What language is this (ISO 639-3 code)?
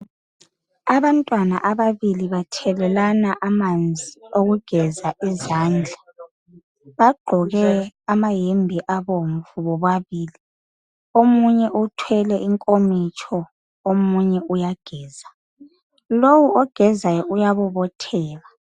nde